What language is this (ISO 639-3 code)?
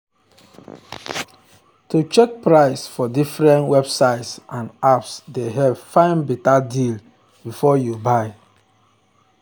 pcm